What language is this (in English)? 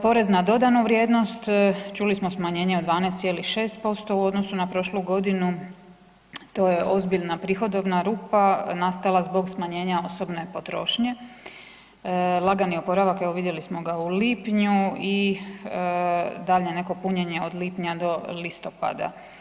Croatian